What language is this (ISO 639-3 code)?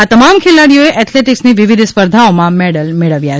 guj